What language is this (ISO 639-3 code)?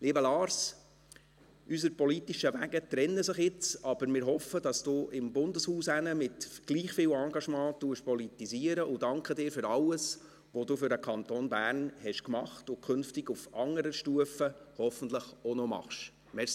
gsw